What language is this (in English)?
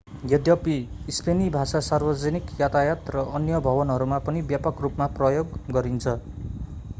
Nepali